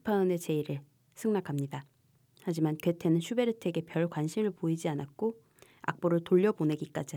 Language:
Korean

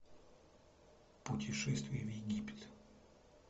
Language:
Russian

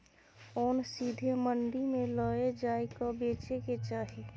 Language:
Maithili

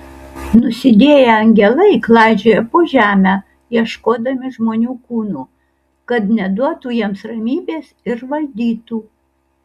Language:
Lithuanian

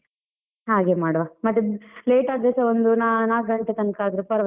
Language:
Kannada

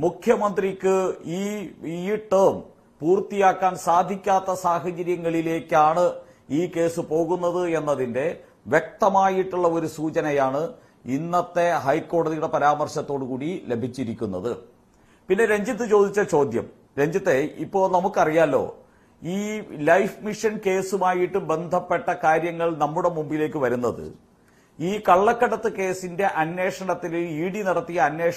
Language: Polish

